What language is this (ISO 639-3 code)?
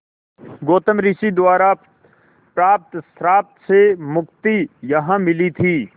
hin